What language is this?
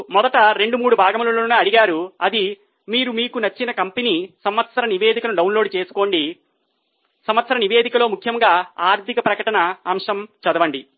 Telugu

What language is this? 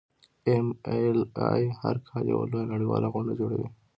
Pashto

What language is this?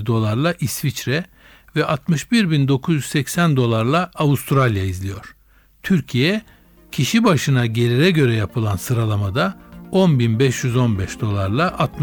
Turkish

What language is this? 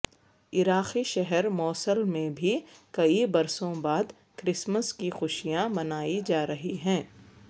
Urdu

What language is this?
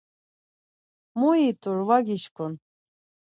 Laz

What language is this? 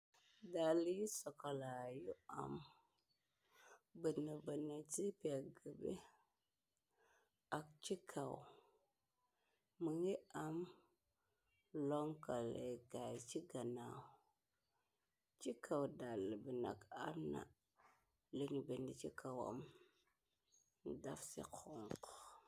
Wolof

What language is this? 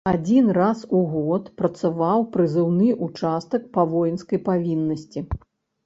Belarusian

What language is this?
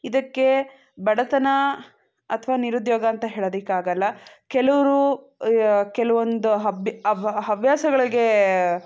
Kannada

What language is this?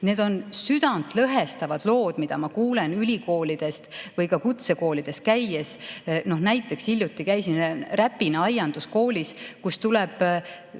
Estonian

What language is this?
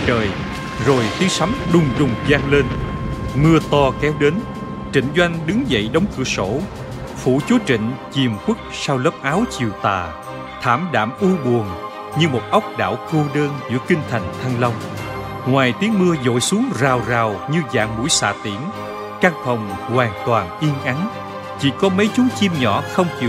Vietnamese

